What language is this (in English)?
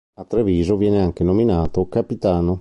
Italian